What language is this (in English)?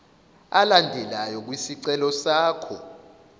Zulu